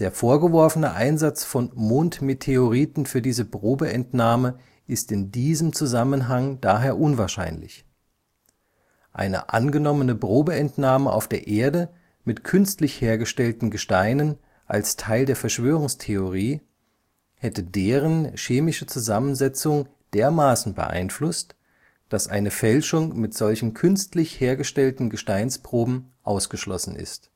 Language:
German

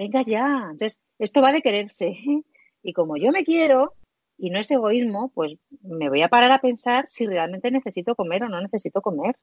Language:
Spanish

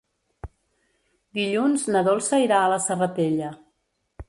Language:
Catalan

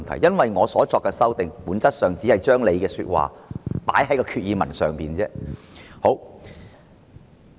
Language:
Cantonese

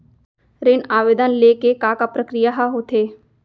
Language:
Chhattisgarhi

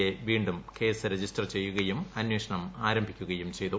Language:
Malayalam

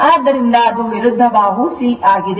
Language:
Kannada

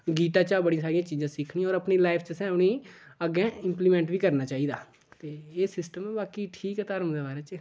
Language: Dogri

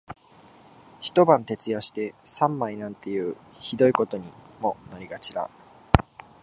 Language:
Japanese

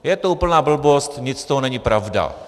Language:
Czech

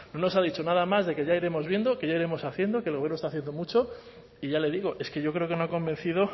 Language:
Spanish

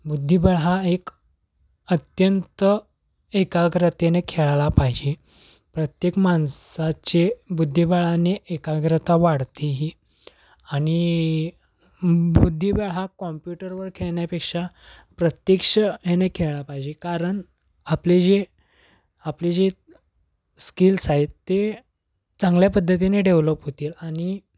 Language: Marathi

